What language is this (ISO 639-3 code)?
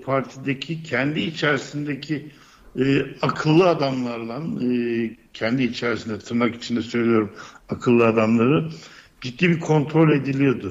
tur